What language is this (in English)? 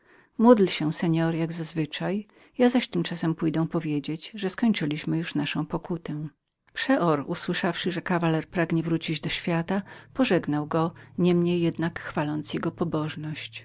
Polish